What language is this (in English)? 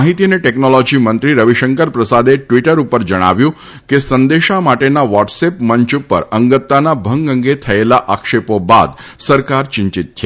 Gujarati